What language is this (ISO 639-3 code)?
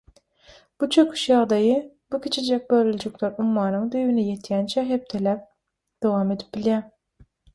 tuk